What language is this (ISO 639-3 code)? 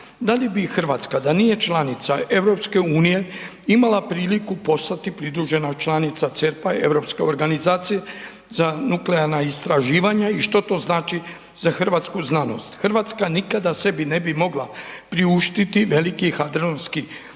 hrv